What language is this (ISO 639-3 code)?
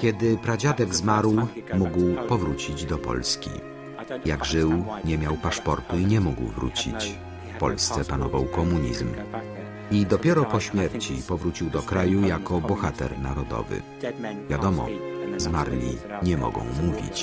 pol